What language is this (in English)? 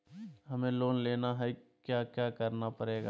Magahi